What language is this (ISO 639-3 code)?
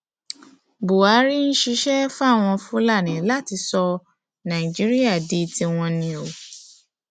yor